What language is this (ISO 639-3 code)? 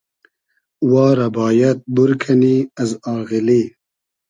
haz